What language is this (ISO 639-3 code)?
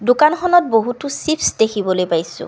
asm